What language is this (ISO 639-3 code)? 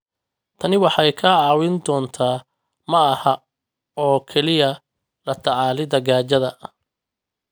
som